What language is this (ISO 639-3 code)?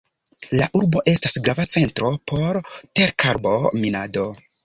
epo